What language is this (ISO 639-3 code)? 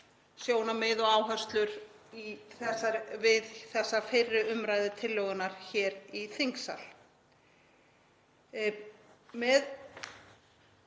isl